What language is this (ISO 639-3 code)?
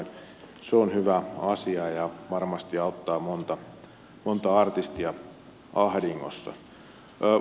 fin